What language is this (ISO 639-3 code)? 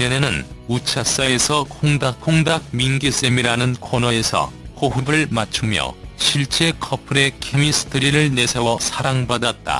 kor